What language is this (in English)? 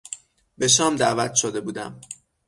Persian